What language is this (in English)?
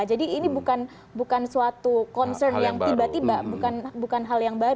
Indonesian